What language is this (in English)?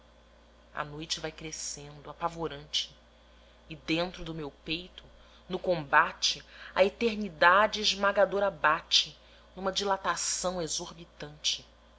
Portuguese